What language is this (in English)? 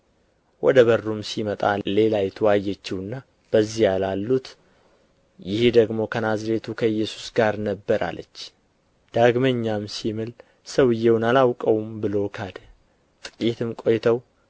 Amharic